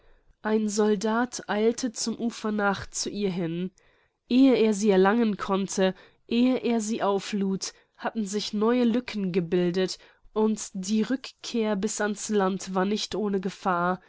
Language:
German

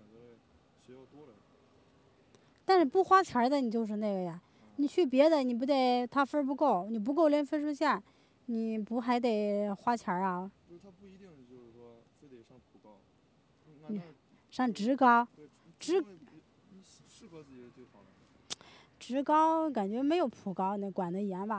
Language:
Chinese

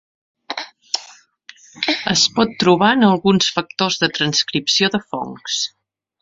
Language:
Catalan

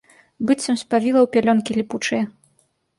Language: Belarusian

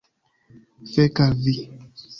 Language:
Esperanto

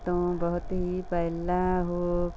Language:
Punjabi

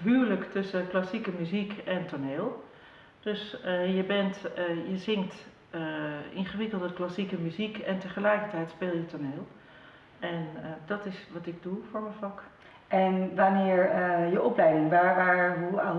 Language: Dutch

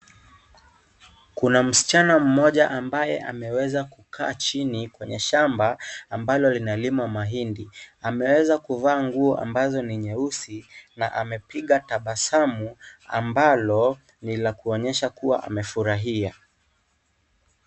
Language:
Swahili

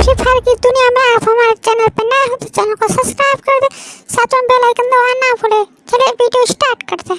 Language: Dutch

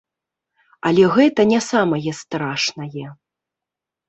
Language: Belarusian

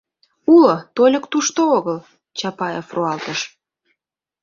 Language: Mari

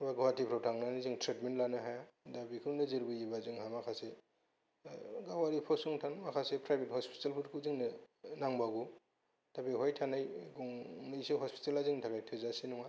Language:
Bodo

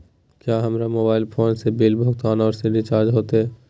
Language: Magahi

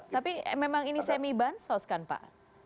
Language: Indonesian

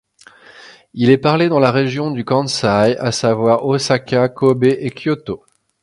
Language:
French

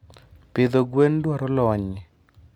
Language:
Luo (Kenya and Tanzania)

